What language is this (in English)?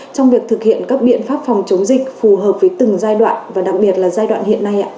Vietnamese